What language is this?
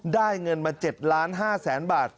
Thai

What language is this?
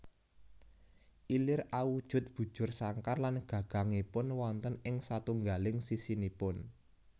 Javanese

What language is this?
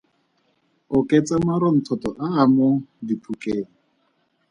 Tswana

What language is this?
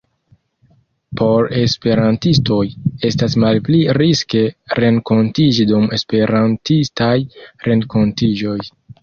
Esperanto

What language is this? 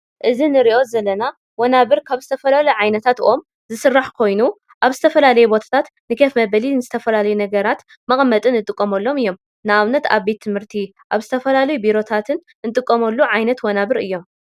Tigrinya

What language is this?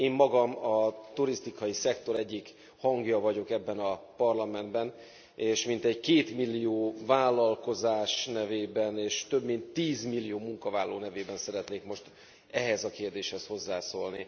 Hungarian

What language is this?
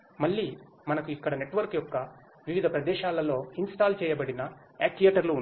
Telugu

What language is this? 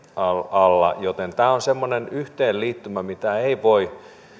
Finnish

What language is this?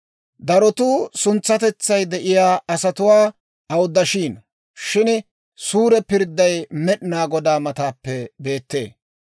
Dawro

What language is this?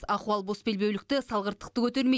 Kazakh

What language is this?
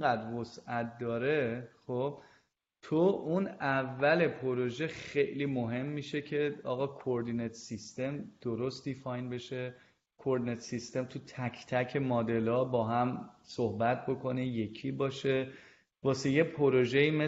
Persian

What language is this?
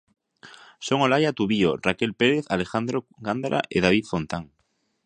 Galician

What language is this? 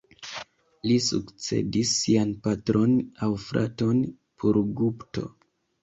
Esperanto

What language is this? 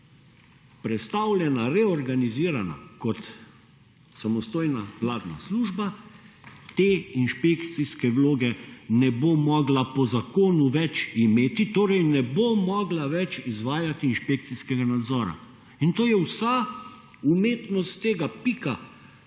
Slovenian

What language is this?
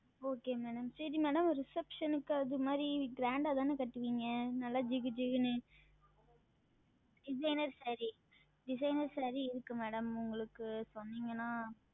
Tamil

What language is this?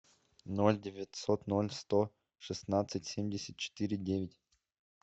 Russian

